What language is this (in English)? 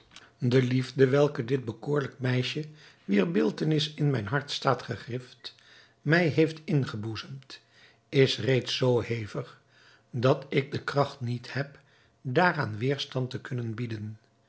Dutch